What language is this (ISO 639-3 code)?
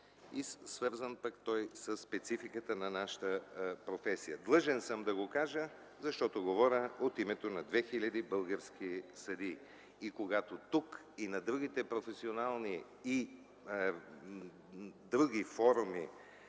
bul